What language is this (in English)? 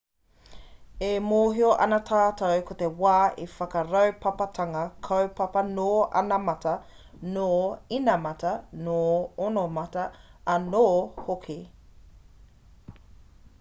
Māori